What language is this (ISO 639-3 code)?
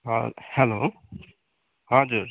nep